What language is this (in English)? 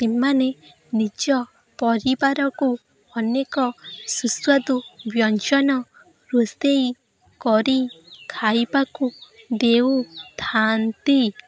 Odia